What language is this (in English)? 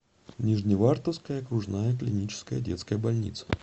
Russian